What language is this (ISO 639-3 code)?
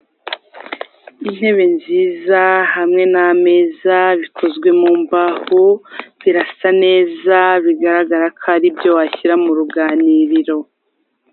kin